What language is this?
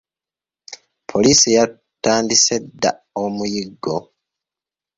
Ganda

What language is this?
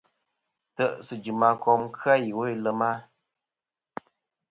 Kom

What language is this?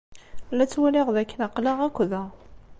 Kabyle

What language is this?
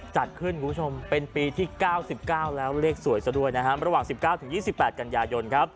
Thai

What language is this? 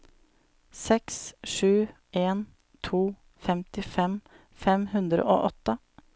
Norwegian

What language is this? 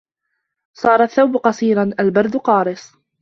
Arabic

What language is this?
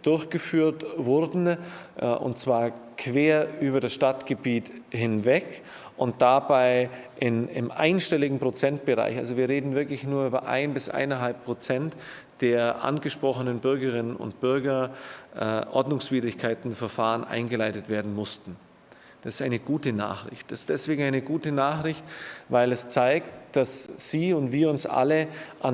German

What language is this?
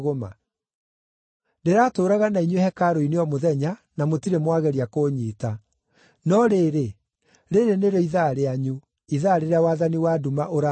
Kikuyu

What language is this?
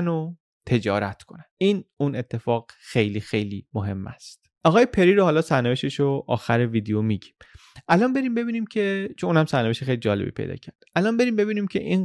Persian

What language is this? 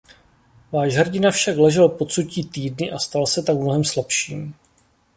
Czech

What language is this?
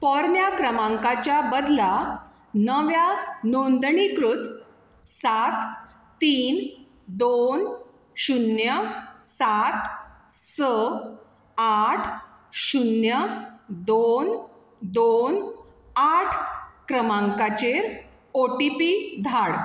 Konkani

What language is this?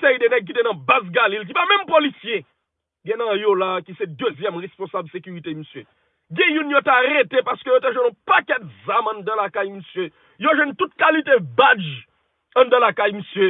French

